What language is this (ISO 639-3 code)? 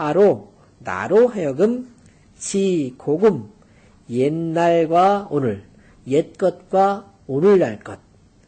kor